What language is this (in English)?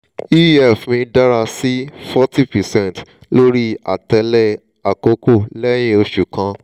Yoruba